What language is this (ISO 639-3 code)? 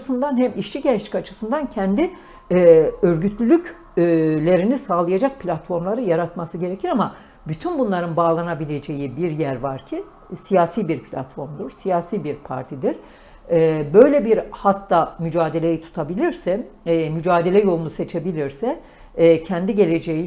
tur